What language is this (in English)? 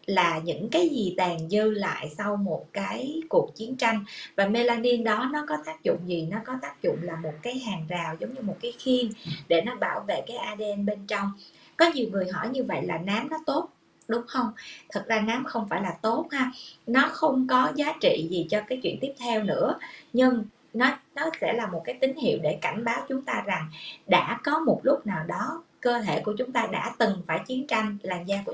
Vietnamese